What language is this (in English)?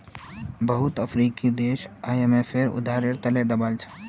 Magahi